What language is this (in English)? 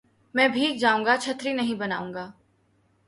Urdu